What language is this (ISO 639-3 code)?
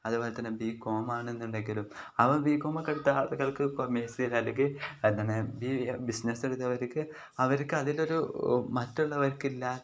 mal